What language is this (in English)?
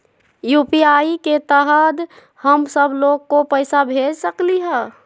Magahi